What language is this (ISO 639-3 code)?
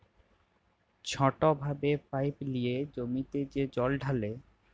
ben